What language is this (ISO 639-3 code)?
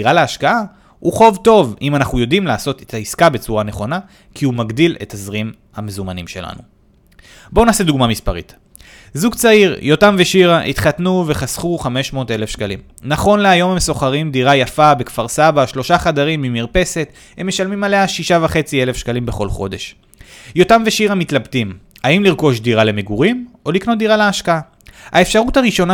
heb